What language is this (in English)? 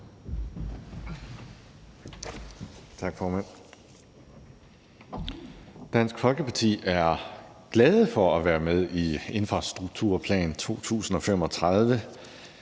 Danish